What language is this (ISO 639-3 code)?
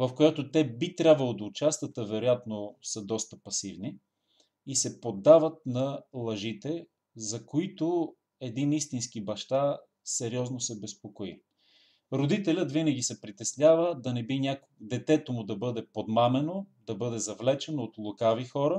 bul